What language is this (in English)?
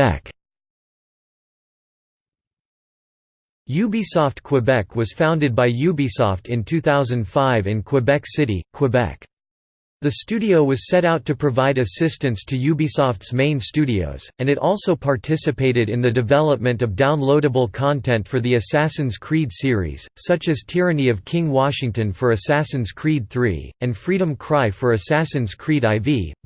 English